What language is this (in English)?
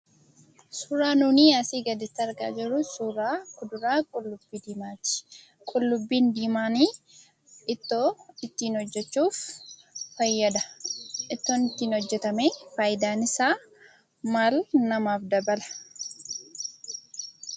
Oromo